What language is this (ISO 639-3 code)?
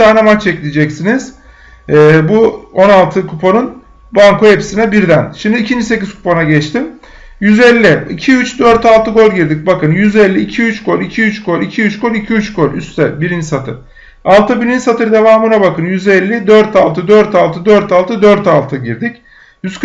tur